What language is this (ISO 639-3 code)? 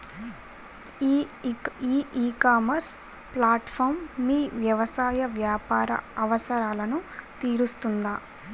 tel